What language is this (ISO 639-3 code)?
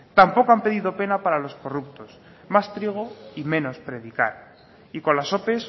spa